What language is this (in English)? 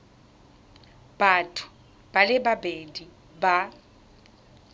Tswana